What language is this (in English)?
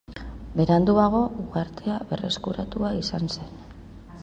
Basque